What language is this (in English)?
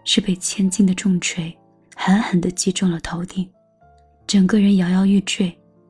Chinese